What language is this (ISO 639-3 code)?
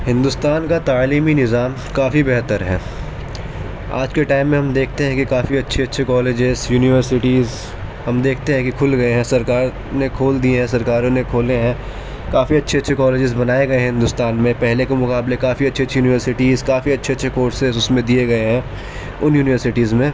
urd